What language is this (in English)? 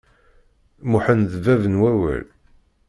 Kabyle